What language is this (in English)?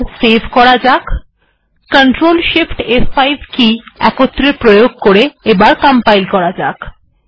Bangla